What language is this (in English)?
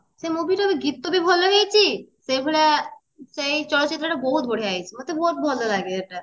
Odia